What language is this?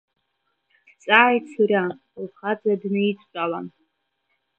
Abkhazian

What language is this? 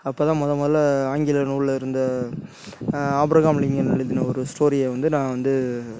Tamil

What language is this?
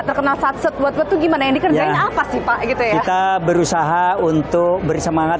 Indonesian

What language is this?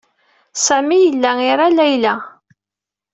Kabyle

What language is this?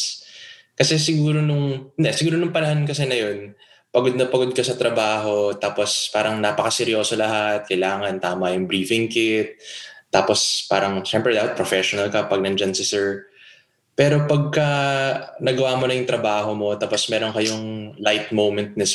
Filipino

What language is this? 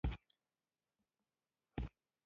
Pashto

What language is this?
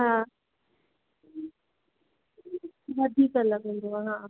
Sindhi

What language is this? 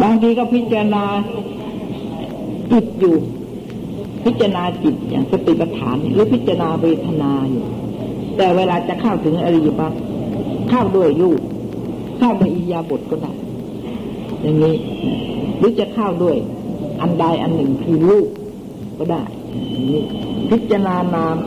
Thai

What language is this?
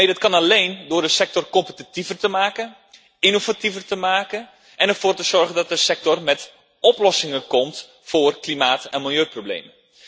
Dutch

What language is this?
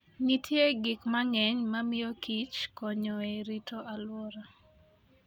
Luo (Kenya and Tanzania)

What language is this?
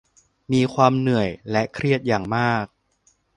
Thai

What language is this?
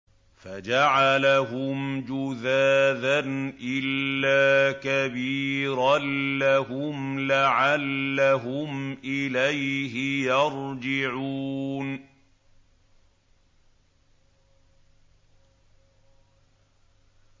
Arabic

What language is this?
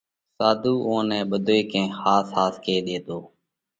Parkari Koli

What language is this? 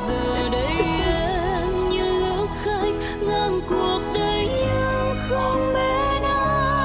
Vietnamese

